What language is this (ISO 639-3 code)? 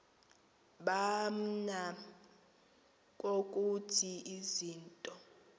xho